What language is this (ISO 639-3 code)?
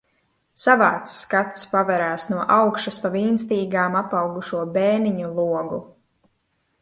lav